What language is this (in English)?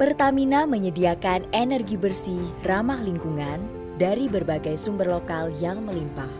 Indonesian